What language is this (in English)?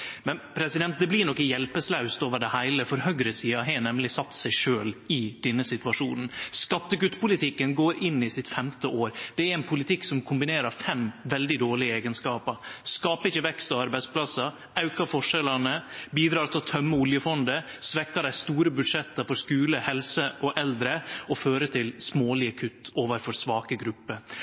Norwegian Nynorsk